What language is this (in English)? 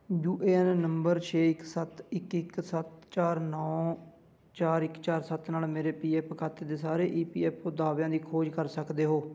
Punjabi